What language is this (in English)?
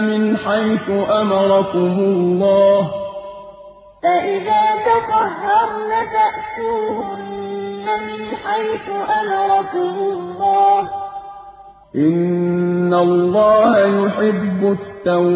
Arabic